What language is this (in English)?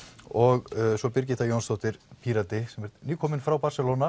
Icelandic